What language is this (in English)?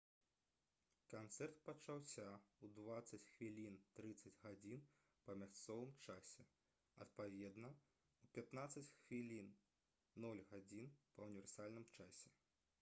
Belarusian